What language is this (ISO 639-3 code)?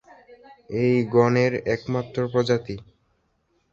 ben